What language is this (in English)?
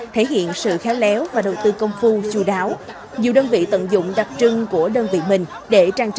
Vietnamese